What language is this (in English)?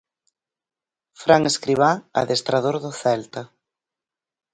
Galician